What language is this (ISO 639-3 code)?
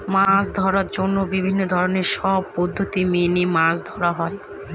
ben